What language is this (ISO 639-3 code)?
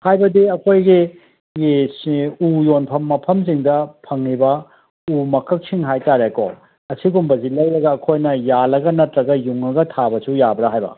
mni